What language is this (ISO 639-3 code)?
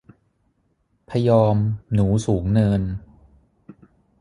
tha